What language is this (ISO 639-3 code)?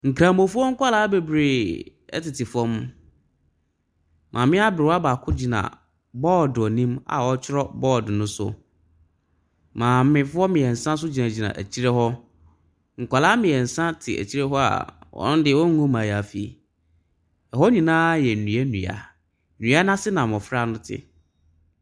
aka